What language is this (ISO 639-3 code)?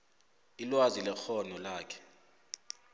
nbl